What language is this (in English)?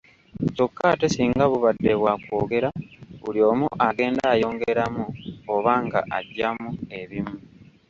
Ganda